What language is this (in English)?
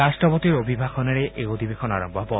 Assamese